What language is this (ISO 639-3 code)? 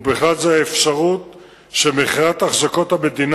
heb